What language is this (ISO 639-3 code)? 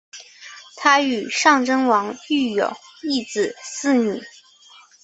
zho